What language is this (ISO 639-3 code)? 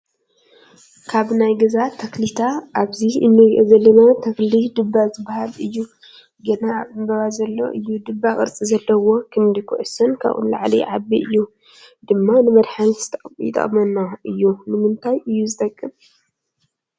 tir